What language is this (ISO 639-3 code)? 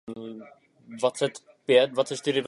ces